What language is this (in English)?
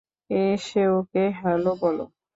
Bangla